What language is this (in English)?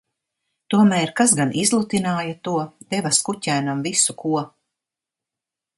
Latvian